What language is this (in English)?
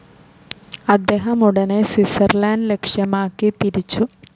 Malayalam